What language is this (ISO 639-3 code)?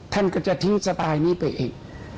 tha